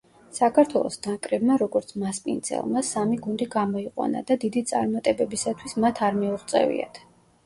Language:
Georgian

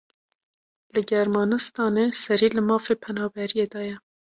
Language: Kurdish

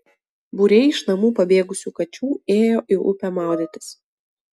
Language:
Lithuanian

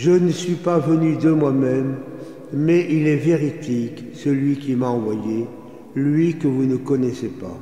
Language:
French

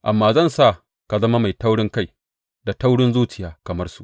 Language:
Hausa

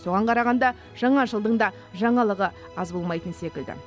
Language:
Kazakh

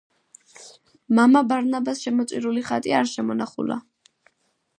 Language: Georgian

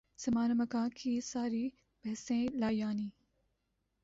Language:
Urdu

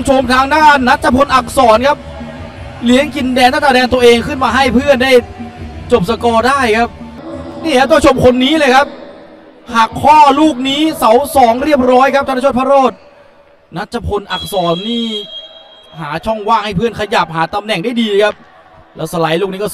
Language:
Thai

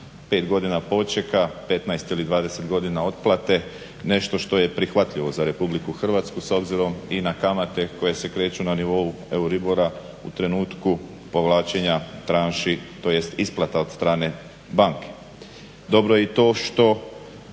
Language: Croatian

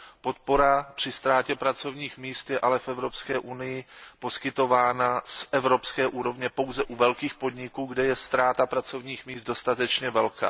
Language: Czech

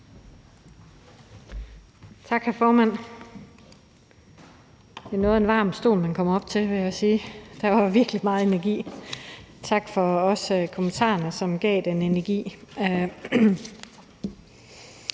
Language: Danish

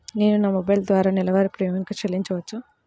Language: Telugu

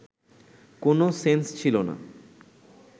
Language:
Bangla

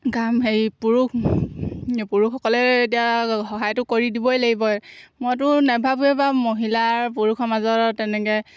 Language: Assamese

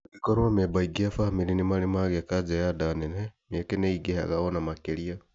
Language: Kikuyu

